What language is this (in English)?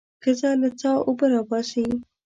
Pashto